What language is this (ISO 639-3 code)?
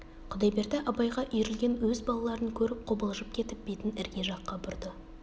kaz